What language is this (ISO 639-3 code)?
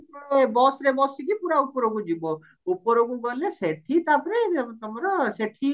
ori